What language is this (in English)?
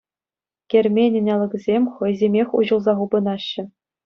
Chuvash